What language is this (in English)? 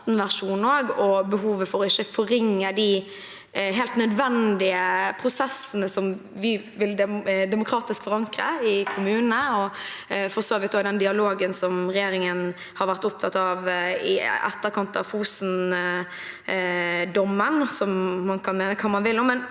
Norwegian